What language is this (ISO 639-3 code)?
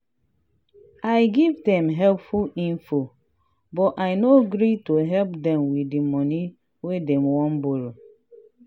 pcm